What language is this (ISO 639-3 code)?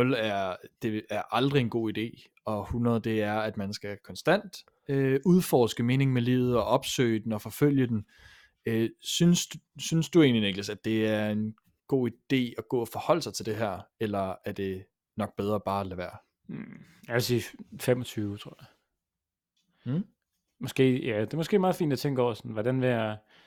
dan